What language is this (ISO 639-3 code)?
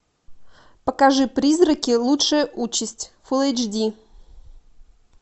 rus